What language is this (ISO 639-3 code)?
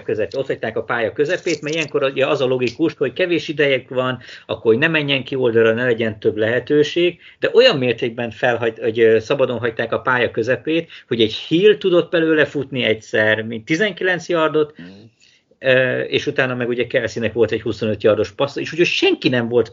hun